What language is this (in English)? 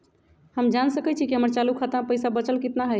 Magahi